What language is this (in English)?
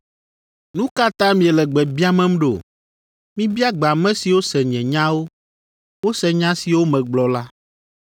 Ewe